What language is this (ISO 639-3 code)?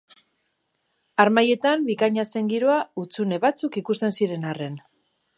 eus